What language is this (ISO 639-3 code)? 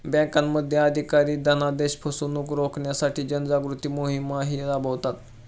mar